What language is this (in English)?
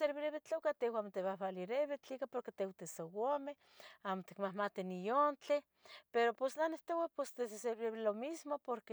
Tetelcingo Nahuatl